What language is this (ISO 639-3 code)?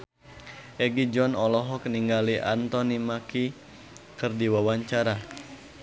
sun